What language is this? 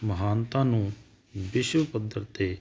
Punjabi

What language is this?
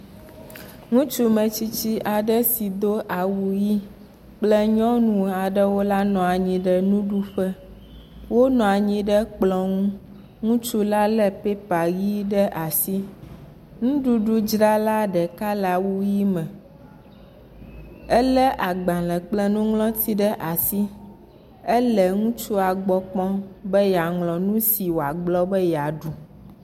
Ewe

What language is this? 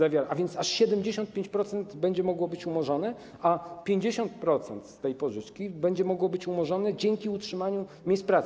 Polish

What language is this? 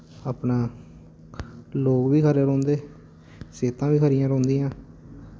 Dogri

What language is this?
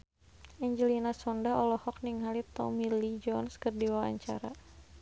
Sundanese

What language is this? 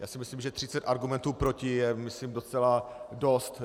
Czech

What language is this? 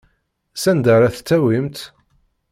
Kabyle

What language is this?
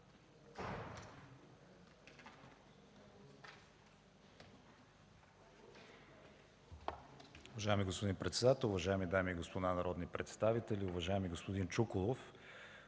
Bulgarian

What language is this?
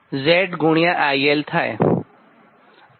Gujarati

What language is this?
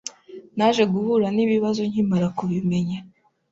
Kinyarwanda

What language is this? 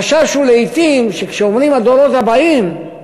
Hebrew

